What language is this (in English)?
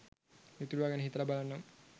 Sinhala